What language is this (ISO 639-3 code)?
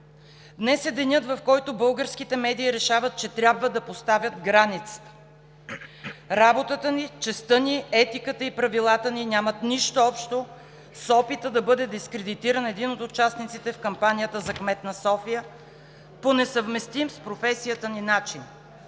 bul